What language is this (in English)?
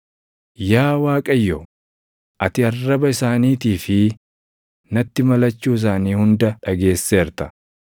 Oromo